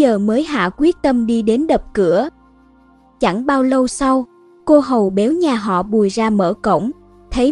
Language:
Vietnamese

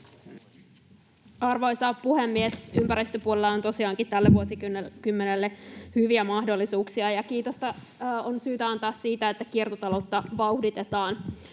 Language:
Finnish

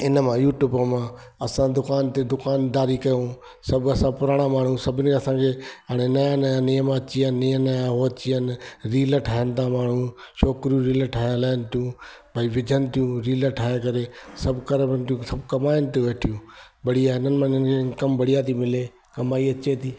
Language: Sindhi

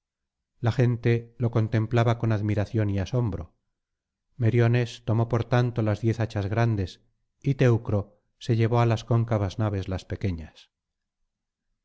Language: Spanish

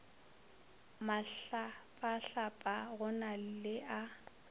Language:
Northern Sotho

